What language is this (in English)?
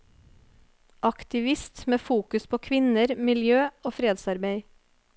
Norwegian